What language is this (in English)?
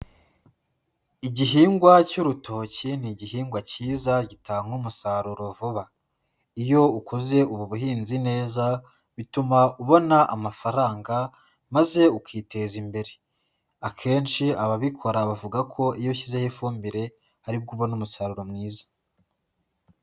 Kinyarwanda